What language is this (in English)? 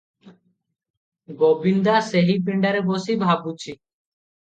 Odia